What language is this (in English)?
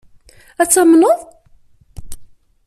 Kabyle